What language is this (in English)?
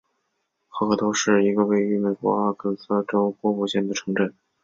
Chinese